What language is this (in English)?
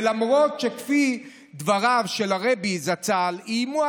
Hebrew